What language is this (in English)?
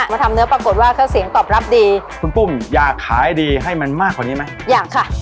Thai